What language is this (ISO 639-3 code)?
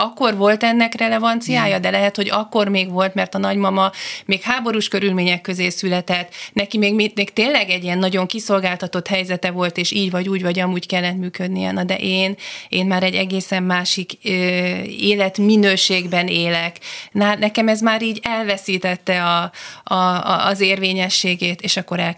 hun